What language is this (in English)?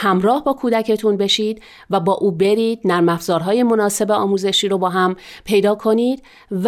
Persian